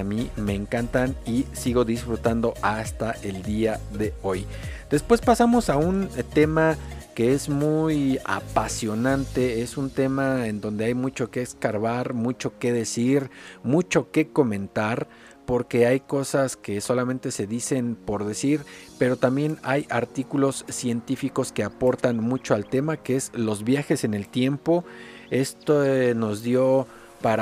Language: Spanish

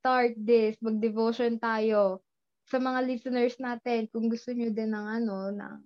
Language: Filipino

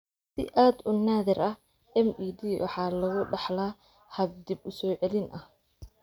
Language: Somali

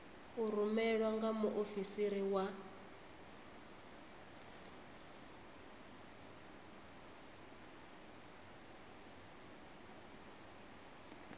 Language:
Venda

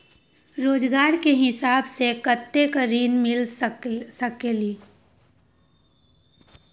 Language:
Magahi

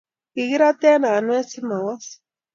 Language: Kalenjin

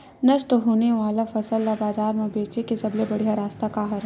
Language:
Chhattisgarhi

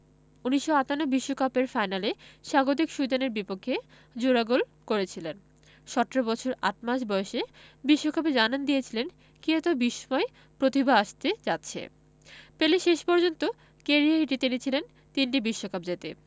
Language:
Bangla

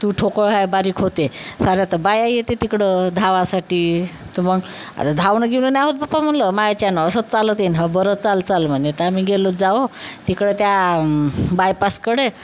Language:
Marathi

